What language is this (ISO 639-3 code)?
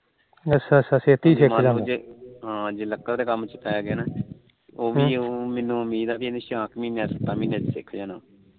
pan